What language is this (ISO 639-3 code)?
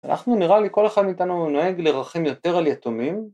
heb